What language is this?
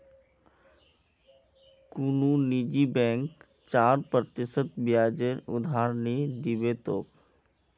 Magahi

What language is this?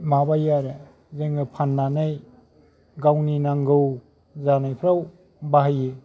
Bodo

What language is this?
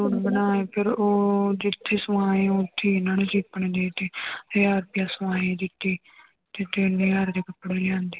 Punjabi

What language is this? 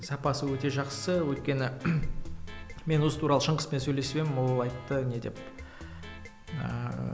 Kazakh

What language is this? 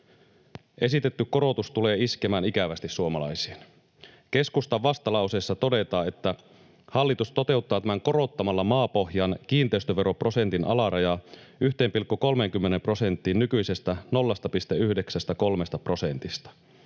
Finnish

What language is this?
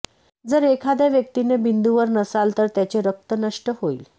Marathi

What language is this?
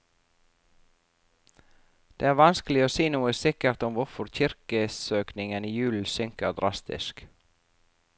Norwegian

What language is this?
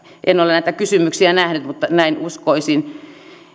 Finnish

